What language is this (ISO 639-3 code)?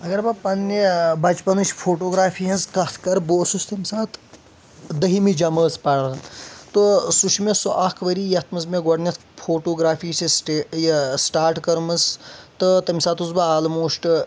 kas